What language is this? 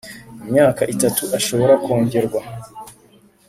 Kinyarwanda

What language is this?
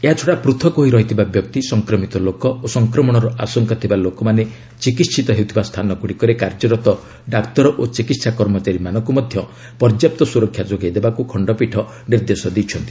Odia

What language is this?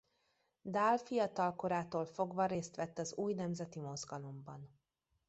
Hungarian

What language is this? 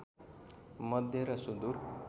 Nepali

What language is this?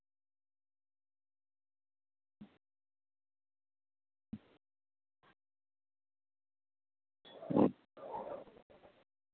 Santali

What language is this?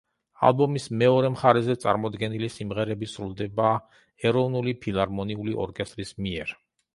Georgian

